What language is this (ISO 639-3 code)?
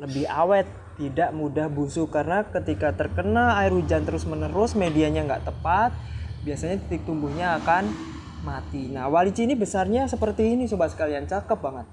ind